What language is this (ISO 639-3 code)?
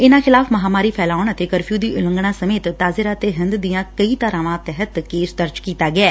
pan